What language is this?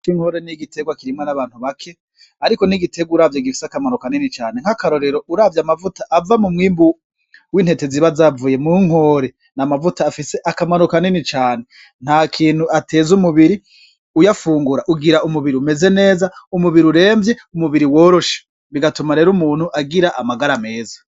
Rundi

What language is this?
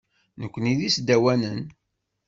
Kabyle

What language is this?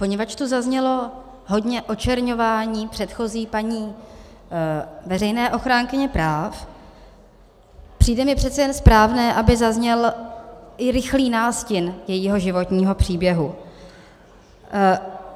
Czech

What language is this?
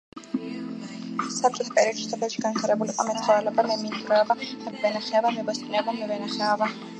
Georgian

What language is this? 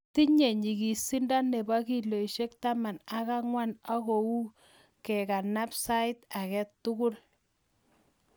Kalenjin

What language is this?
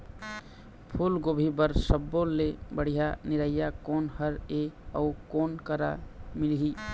Chhattisgarhi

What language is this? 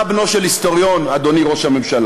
Hebrew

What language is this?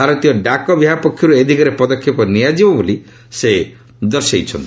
Odia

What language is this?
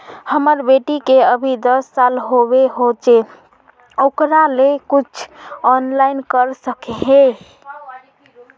Magahi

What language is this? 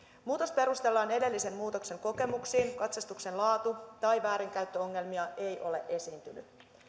Finnish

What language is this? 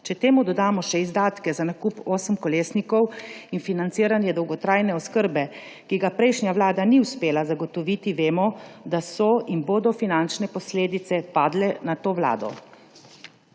Slovenian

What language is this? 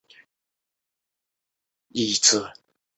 Chinese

